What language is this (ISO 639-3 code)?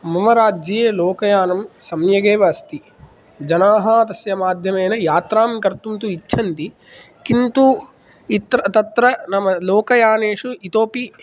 san